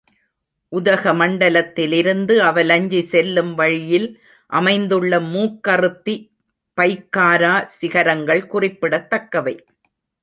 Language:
Tamil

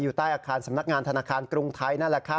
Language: Thai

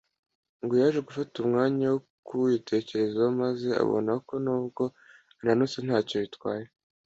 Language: Kinyarwanda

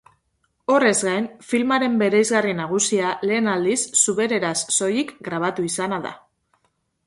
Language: Basque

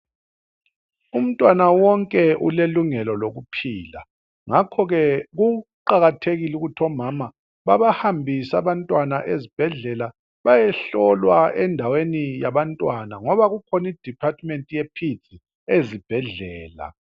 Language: North Ndebele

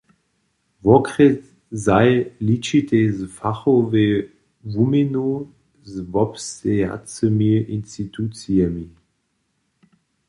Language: Upper Sorbian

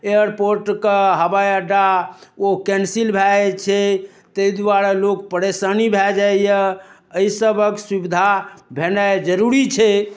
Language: Maithili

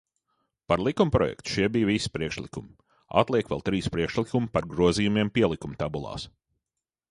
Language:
Latvian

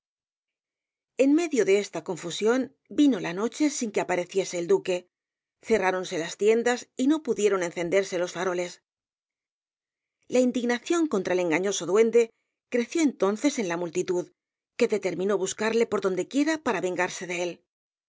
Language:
Spanish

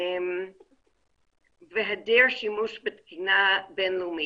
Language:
Hebrew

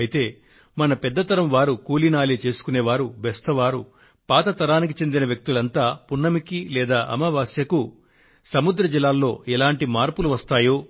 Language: Telugu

